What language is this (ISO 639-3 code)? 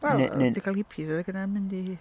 cym